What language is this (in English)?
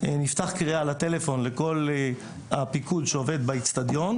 Hebrew